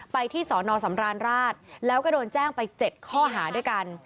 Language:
Thai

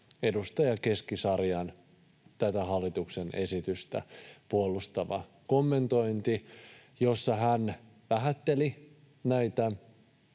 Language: Finnish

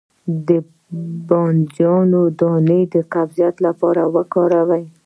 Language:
Pashto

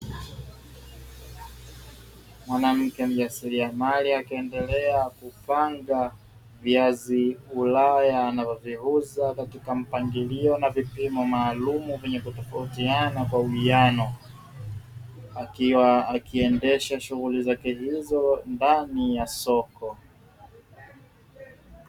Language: Swahili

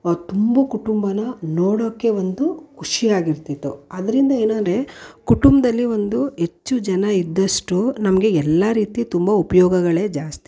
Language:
Kannada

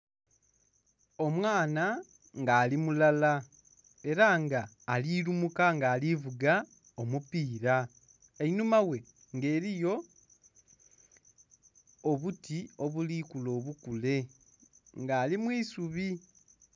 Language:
Soga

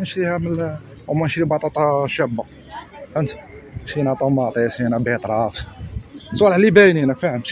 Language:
Arabic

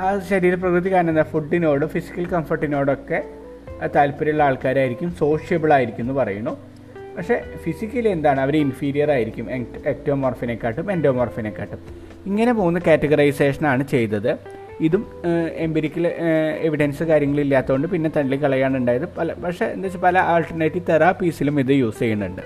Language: Malayalam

